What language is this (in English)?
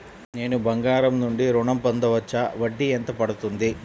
Telugu